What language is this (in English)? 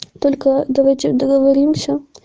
Russian